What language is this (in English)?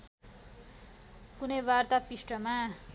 Nepali